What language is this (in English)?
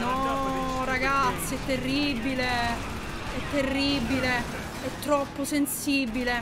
Italian